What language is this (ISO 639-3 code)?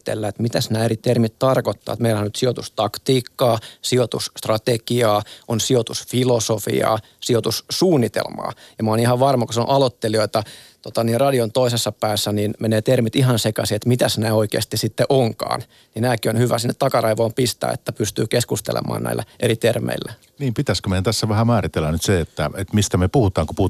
fin